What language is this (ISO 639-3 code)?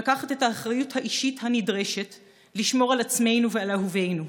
heb